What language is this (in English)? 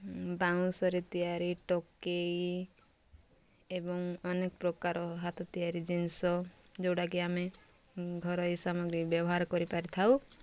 Odia